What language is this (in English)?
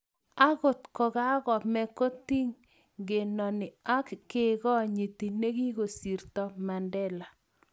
Kalenjin